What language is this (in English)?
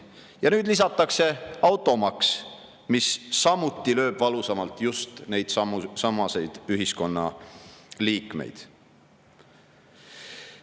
Estonian